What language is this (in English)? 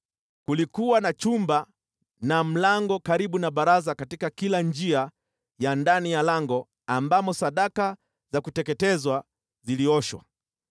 Swahili